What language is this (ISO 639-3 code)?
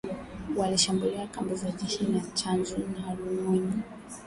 swa